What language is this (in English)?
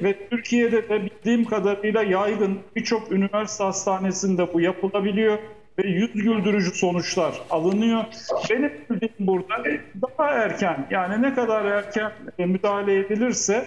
Turkish